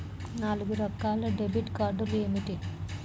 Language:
Telugu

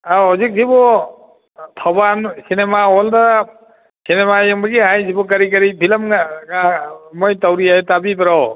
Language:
Manipuri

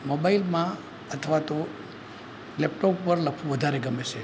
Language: Gujarati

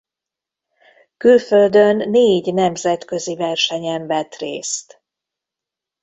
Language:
Hungarian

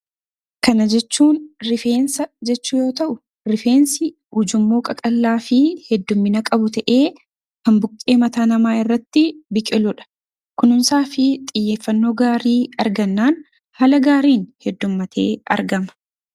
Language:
Oromo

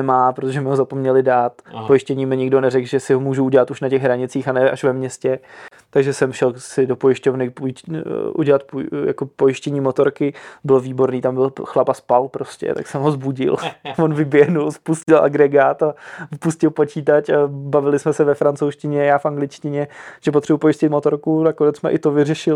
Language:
Czech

